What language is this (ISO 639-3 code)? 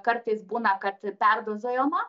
lit